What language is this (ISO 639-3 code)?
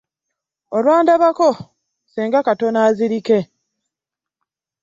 lug